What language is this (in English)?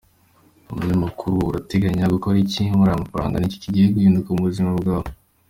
Kinyarwanda